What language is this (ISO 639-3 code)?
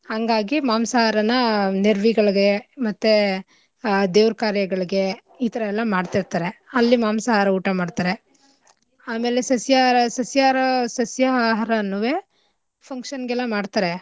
kan